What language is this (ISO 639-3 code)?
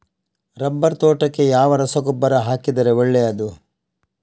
kan